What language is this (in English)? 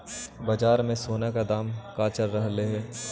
Magahi